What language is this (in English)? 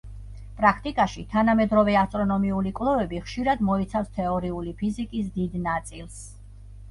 Georgian